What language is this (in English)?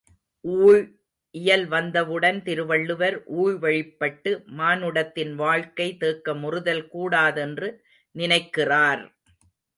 Tamil